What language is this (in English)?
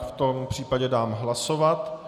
Czech